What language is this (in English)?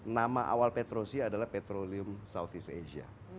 Indonesian